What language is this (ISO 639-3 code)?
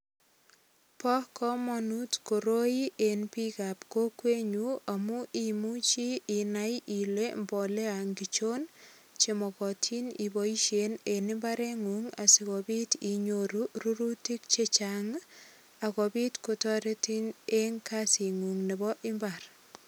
kln